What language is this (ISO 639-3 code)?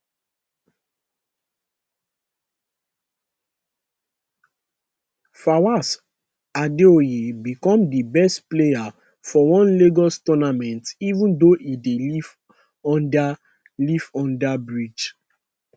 pcm